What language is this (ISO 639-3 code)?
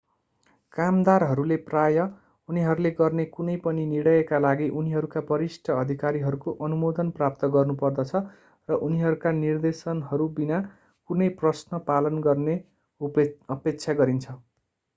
nep